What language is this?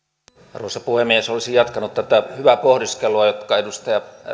Finnish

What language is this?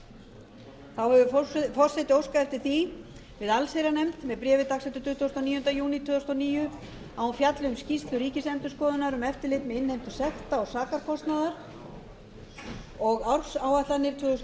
Icelandic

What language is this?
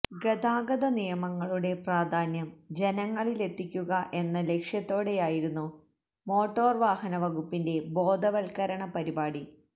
Malayalam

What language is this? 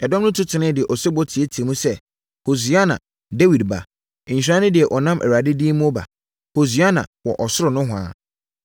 Akan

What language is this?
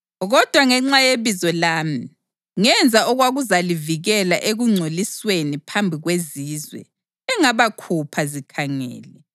North Ndebele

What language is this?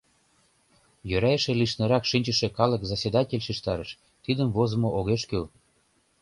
Mari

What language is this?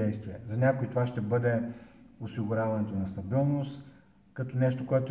Bulgarian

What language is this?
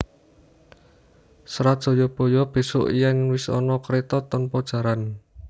Javanese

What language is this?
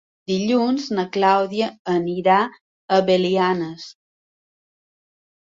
Catalan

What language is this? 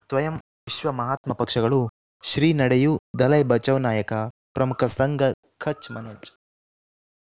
Kannada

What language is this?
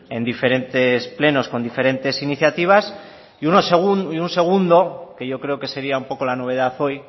Spanish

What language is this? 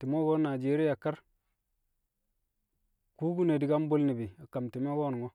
Kamo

